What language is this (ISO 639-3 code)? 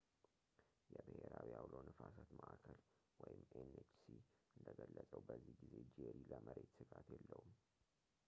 amh